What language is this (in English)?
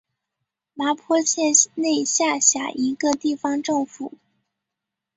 Chinese